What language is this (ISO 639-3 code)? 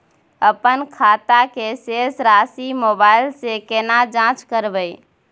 mai